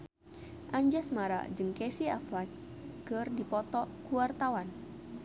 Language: Sundanese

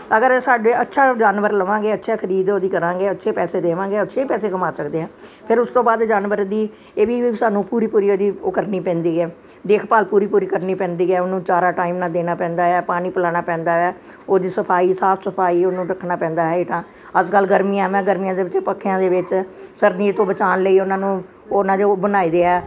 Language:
Punjabi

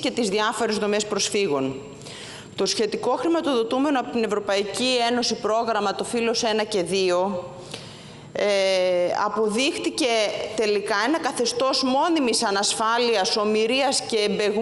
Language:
Greek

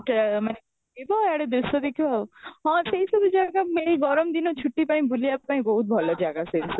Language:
Odia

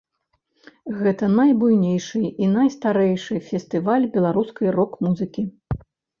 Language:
Belarusian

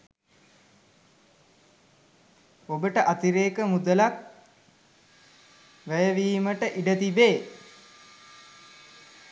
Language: Sinhala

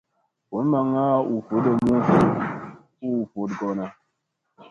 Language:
Musey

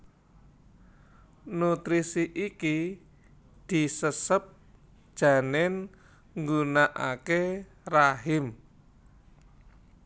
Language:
Javanese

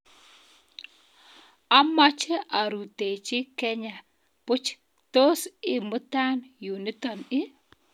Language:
Kalenjin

